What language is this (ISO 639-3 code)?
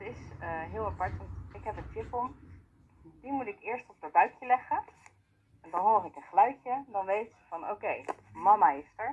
nld